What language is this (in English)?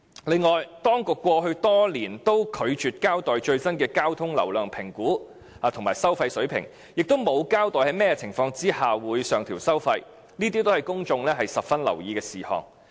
Cantonese